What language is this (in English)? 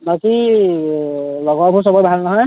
Assamese